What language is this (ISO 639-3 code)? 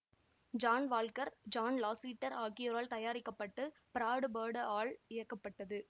tam